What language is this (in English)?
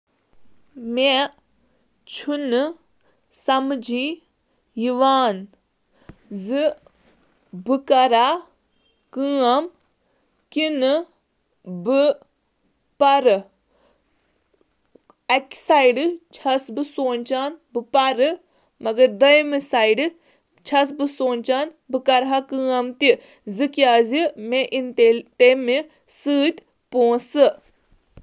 Kashmiri